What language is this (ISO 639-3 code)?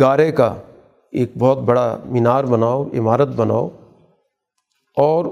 urd